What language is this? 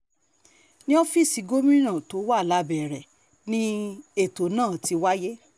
Yoruba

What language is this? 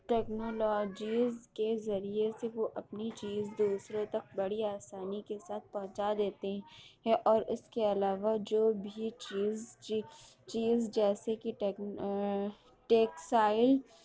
Urdu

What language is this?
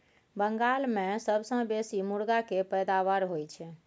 Maithili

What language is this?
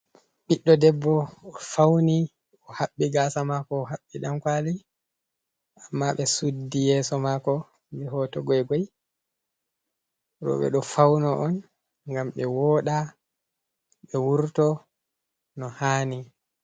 Fula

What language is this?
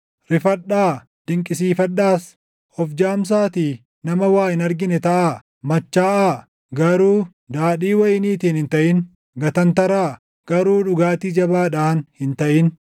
Oromo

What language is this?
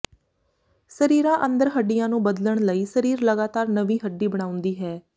Punjabi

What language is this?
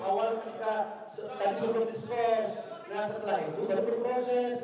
Indonesian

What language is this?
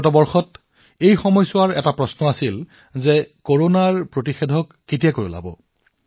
Assamese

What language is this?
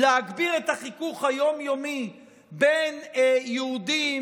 Hebrew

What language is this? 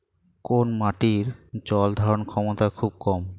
Bangla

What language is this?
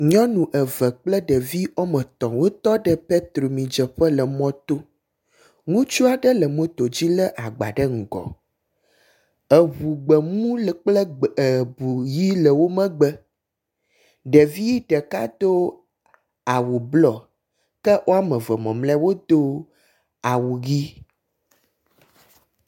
Ewe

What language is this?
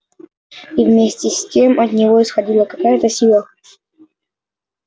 Russian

